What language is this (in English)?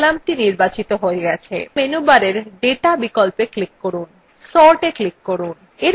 Bangla